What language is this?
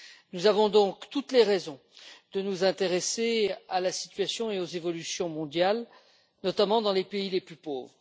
French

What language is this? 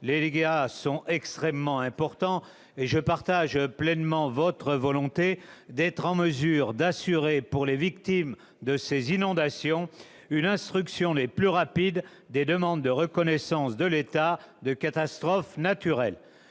French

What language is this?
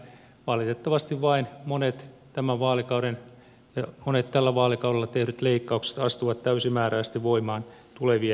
Finnish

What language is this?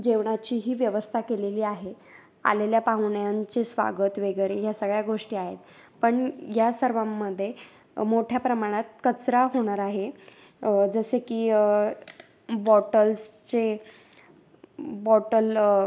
Marathi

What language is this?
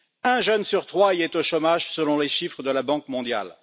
French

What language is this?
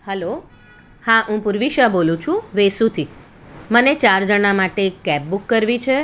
Gujarati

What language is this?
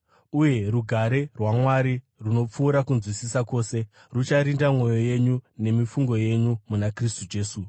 Shona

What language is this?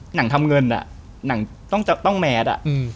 Thai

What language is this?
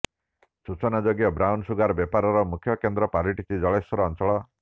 Odia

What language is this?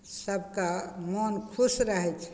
Maithili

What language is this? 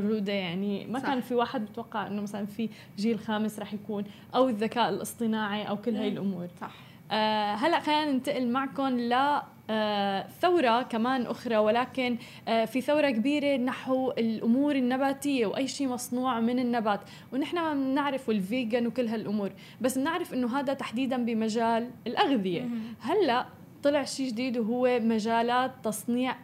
Arabic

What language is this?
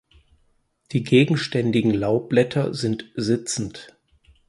German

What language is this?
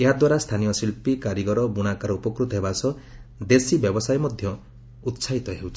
Odia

